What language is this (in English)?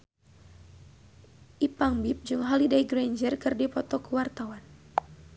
Sundanese